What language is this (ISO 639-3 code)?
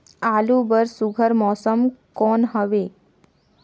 hne